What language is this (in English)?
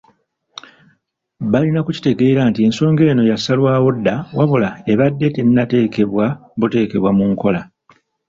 Ganda